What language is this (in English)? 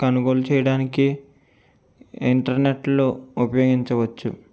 Telugu